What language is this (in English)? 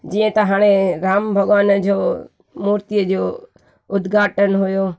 Sindhi